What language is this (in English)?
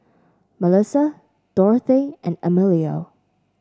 English